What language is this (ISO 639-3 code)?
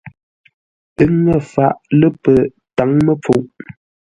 nla